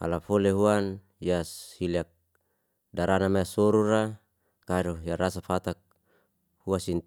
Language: Liana-Seti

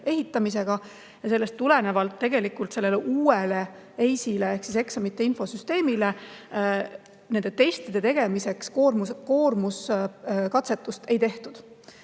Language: Estonian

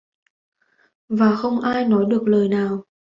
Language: Vietnamese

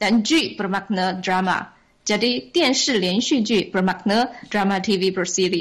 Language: Malay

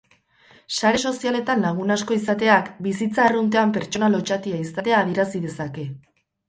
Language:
Basque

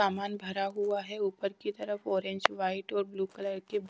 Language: Hindi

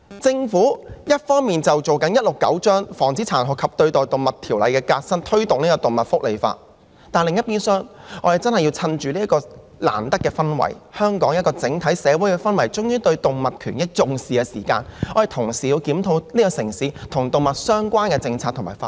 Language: Cantonese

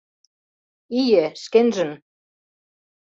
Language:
Mari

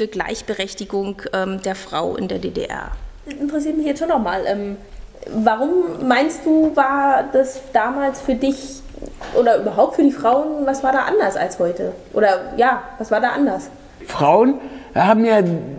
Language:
German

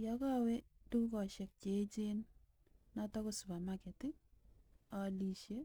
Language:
Kalenjin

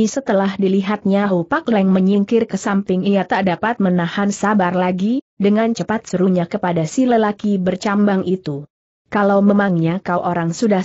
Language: Indonesian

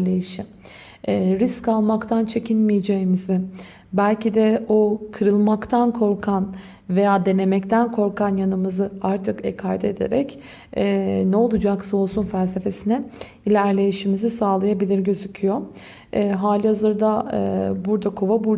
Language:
Turkish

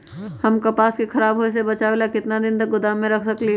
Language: Magahi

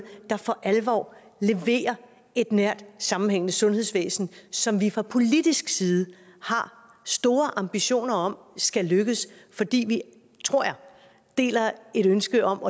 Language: Danish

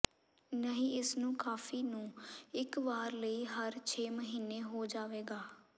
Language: Punjabi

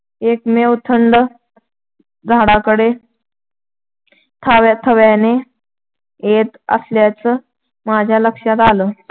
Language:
Marathi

